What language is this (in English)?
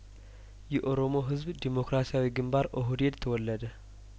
Amharic